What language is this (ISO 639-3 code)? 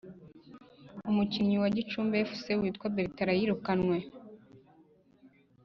kin